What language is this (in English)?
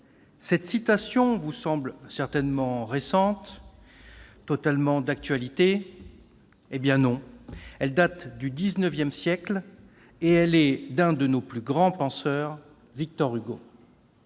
French